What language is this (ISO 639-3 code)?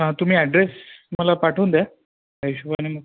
mar